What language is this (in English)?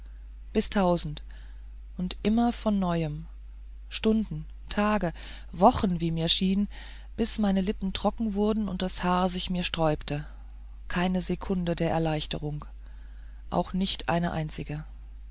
German